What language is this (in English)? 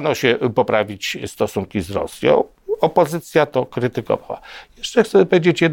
Polish